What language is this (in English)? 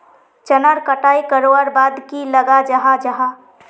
Magahi